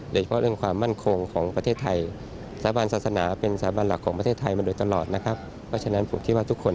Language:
Thai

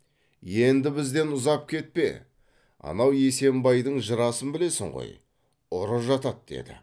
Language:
Kazakh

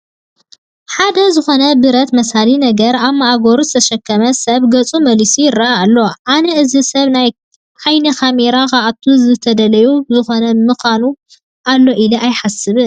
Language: Tigrinya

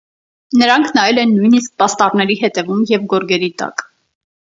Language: Armenian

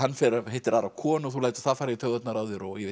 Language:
Icelandic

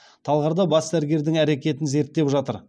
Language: Kazakh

